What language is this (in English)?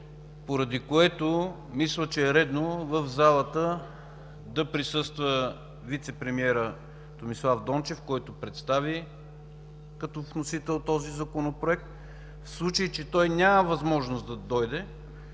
Bulgarian